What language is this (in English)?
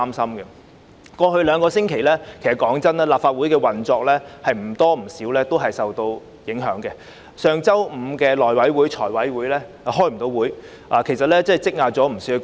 Cantonese